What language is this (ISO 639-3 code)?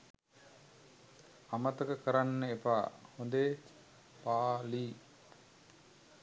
sin